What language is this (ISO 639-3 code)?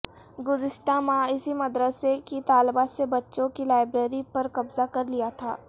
urd